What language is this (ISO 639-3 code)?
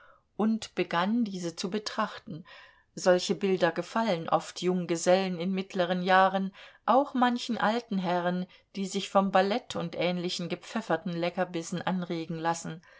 deu